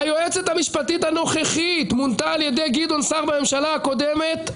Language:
Hebrew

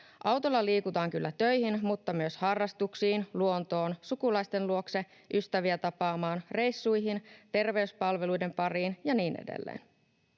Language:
Finnish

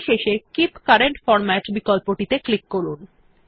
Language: Bangla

